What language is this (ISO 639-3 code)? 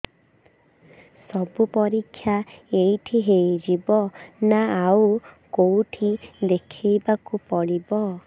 ori